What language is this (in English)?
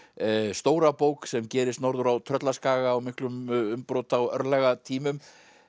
Icelandic